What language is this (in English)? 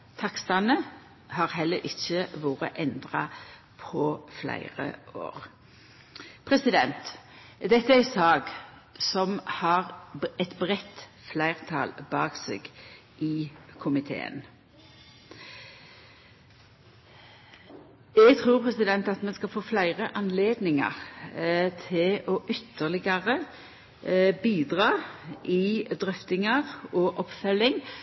Norwegian Nynorsk